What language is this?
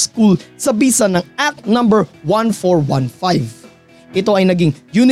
Filipino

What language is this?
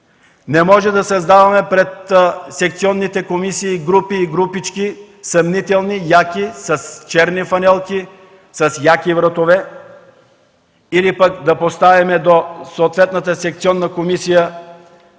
Bulgarian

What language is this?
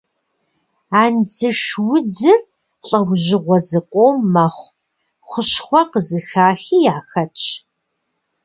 Kabardian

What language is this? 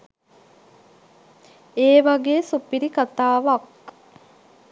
Sinhala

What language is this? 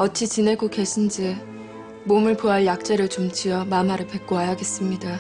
Korean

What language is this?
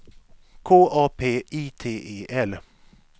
Swedish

